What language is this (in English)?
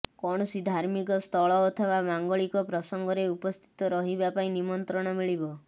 Odia